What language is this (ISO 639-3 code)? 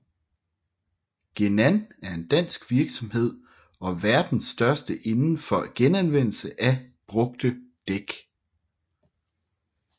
dan